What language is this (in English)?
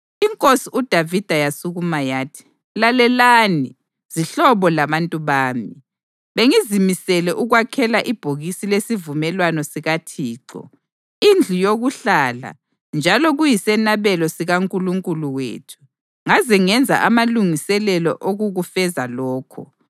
North Ndebele